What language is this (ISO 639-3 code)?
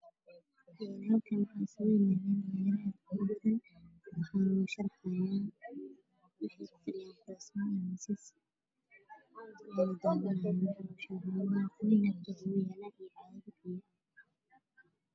som